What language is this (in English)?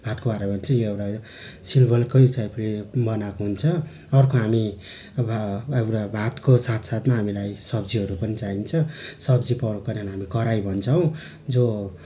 Nepali